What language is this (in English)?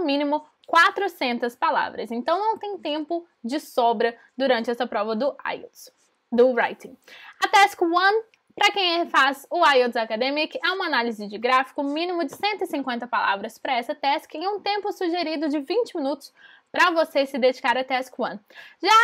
Portuguese